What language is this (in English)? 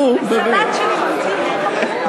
Hebrew